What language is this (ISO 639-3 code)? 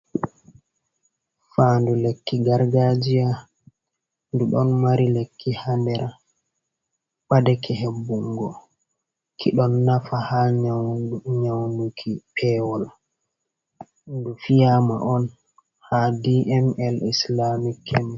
ful